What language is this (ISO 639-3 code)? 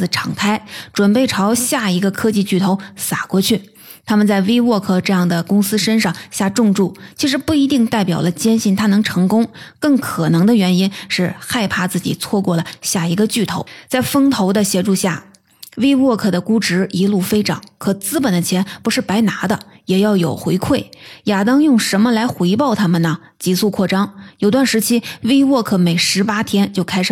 zho